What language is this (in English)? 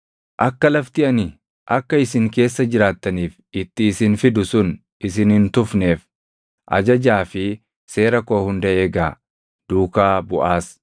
Oromo